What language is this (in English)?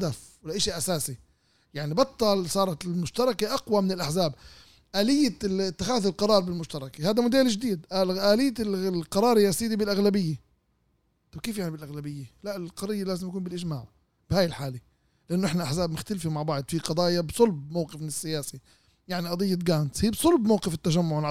Arabic